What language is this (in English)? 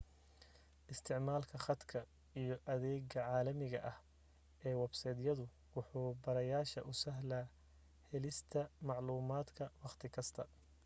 Somali